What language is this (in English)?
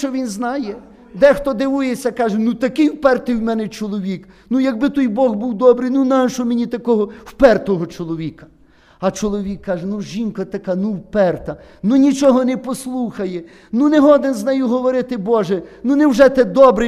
Ukrainian